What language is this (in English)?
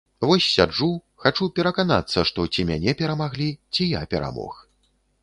Belarusian